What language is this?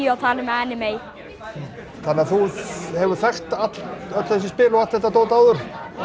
Icelandic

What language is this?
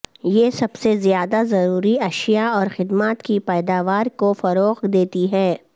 Urdu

